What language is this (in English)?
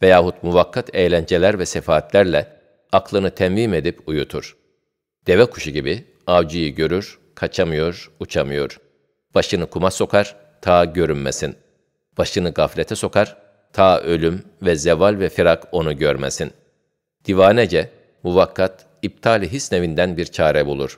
Turkish